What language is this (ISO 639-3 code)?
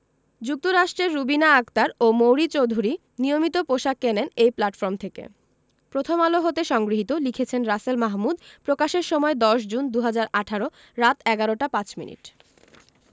ben